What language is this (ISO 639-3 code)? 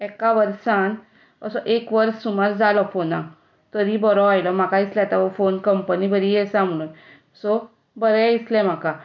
kok